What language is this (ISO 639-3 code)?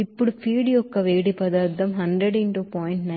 tel